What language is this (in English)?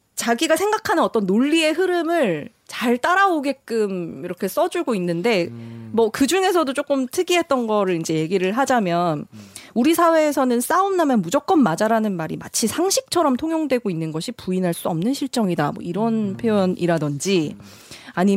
Korean